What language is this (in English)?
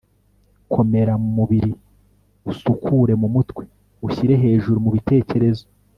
Kinyarwanda